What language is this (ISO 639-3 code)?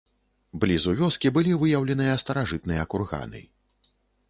bel